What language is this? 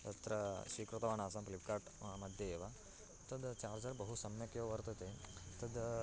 Sanskrit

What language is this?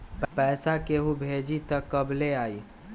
Magahi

